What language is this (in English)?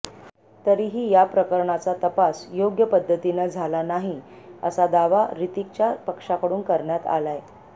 Marathi